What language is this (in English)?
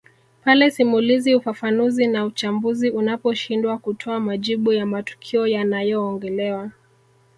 Swahili